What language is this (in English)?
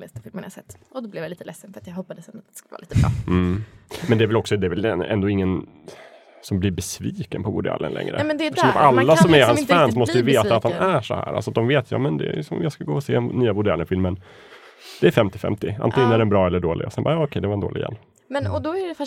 Swedish